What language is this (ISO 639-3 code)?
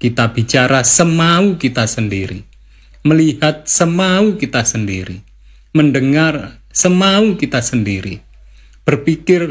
ind